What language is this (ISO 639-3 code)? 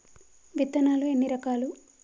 tel